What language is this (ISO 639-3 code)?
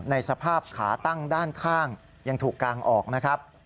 tha